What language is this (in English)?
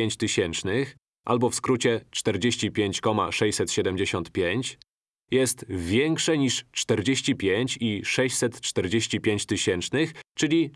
Polish